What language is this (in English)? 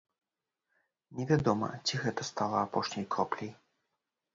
Belarusian